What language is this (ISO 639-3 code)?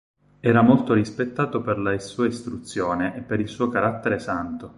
ita